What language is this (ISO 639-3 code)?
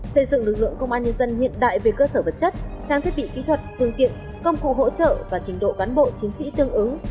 vie